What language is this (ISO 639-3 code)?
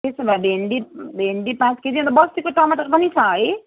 nep